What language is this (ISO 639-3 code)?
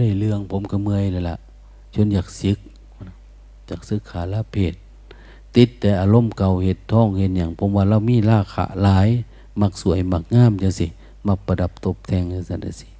tha